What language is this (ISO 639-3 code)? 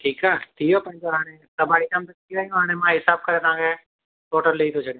snd